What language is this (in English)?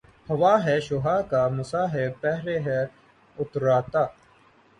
Urdu